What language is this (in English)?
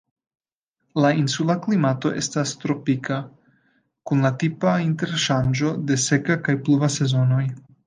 Esperanto